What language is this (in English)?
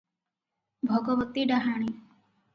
Odia